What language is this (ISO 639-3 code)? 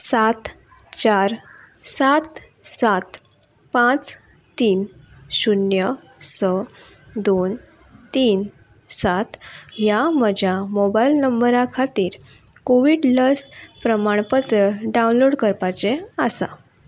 kok